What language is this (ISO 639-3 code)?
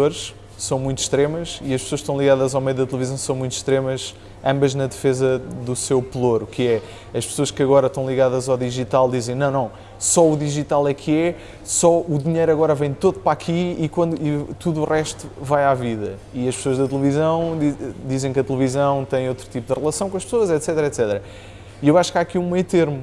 por